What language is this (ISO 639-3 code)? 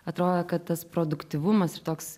lit